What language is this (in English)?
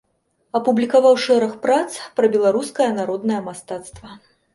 Belarusian